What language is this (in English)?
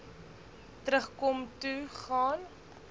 Afrikaans